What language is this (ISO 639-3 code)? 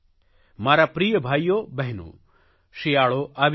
guj